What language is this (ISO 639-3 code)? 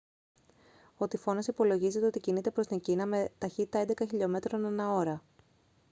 ell